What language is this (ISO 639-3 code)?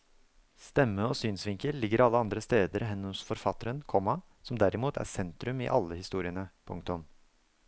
nor